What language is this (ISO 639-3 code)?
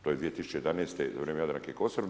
hrv